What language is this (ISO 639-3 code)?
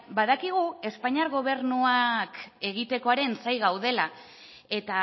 eus